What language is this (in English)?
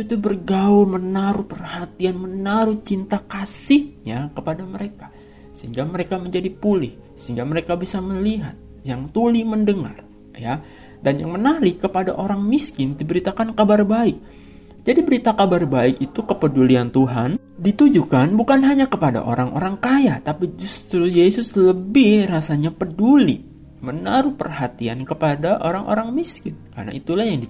Indonesian